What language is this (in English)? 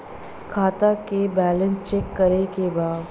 Bhojpuri